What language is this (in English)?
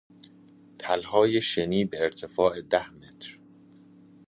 Persian